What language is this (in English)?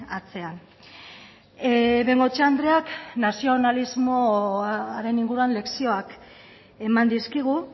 Basque